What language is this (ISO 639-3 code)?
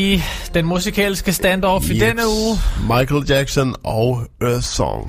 dan